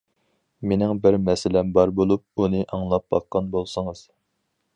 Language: Uyghur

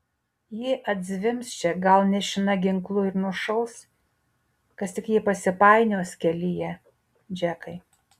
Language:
Lithuanian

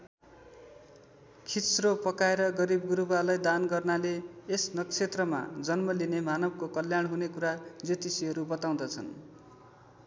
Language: Nepali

